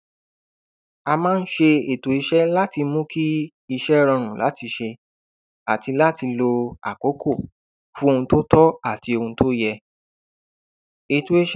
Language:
Yoruba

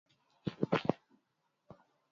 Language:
Swahili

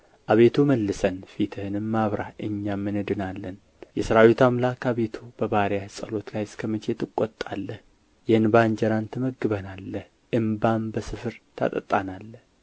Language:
Amharic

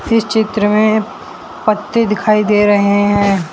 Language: Hindi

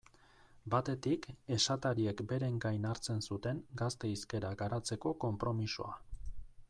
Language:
Basque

